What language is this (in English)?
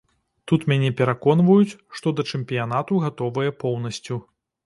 Belarusian